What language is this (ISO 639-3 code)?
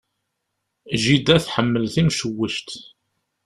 kab